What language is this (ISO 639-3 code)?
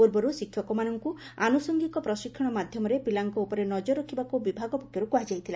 ori